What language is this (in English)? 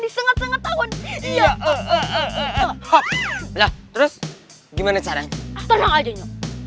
Indonesian